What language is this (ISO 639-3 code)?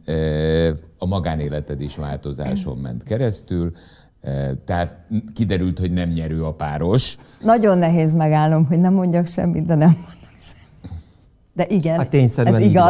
hun